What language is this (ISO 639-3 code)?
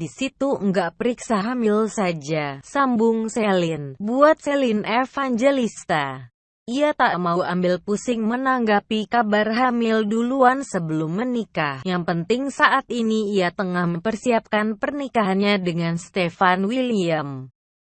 ind